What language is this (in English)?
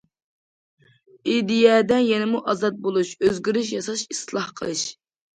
Uyghur